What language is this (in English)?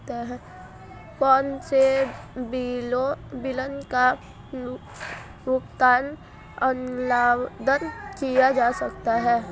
Hindi